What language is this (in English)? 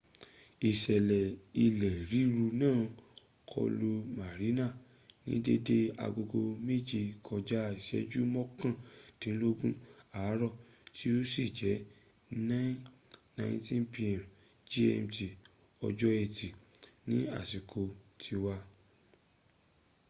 Yoruba